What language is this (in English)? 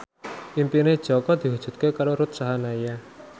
Javanese